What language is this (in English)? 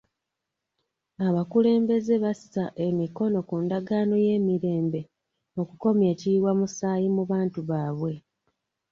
Ganda